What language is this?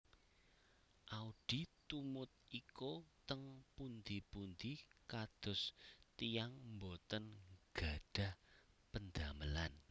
Javanese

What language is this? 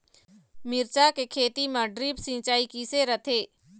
Chhattisgarhi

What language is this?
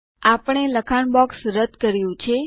Gujarati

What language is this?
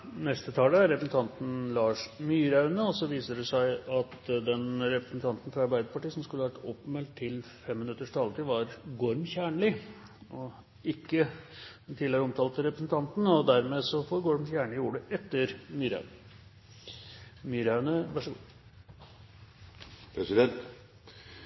Norwegian Bokmål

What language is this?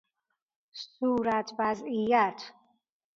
Persian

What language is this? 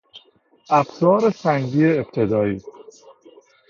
Persian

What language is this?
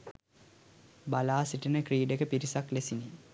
Sinhala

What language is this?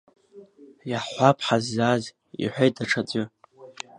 Abkhazian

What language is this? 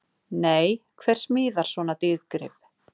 Icelandic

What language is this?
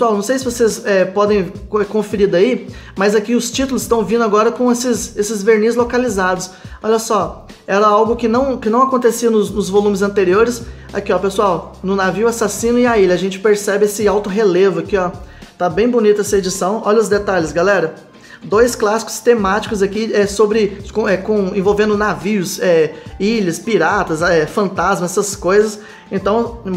Portuguese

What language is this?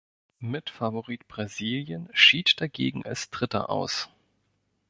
German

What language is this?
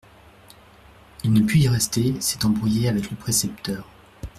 French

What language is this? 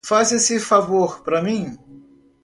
Portuguese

